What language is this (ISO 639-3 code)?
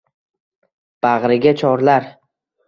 uzb